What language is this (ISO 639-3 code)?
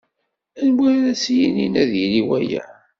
kab